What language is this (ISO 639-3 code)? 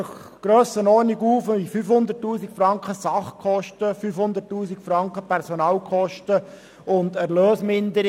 gsw